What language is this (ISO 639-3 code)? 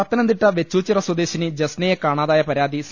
mal